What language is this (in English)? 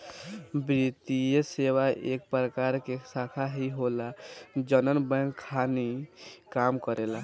Bhojpuri